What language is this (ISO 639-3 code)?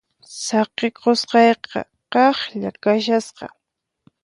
qxp